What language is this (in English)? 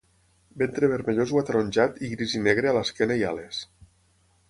Catalan